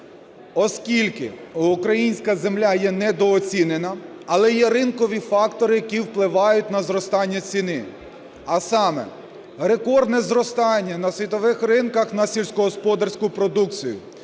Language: Ukrainian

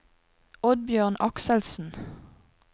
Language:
Norwegian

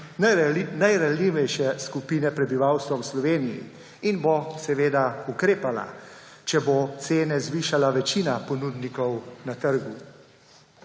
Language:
Slovenian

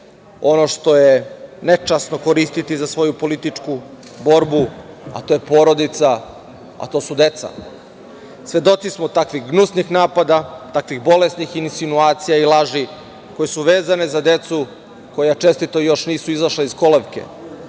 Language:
Serbian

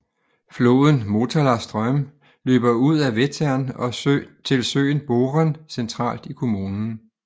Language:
Danish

